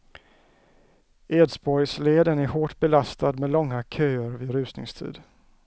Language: Swedish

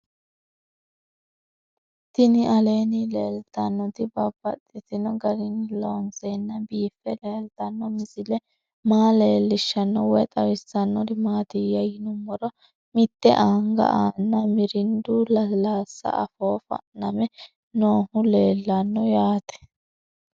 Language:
Sidamo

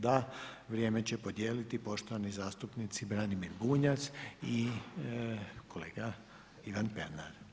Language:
Croatian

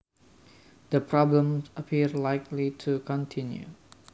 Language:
Javanese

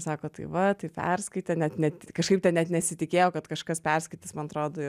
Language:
Lithuanian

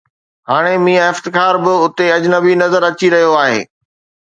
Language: Sindhi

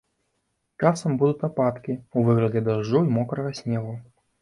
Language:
Belarusian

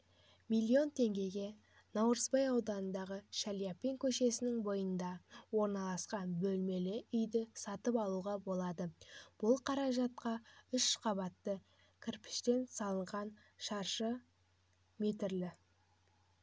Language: Kazakh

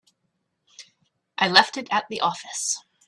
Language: English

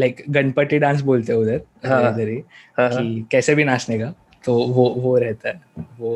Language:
Hindi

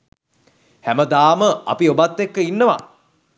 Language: Sinhala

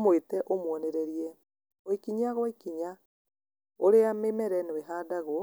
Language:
Kikuyu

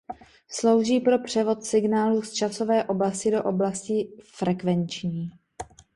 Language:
Czech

